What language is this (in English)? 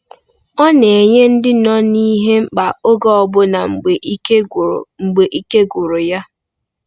Igbo